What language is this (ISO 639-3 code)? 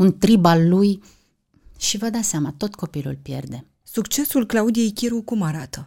ron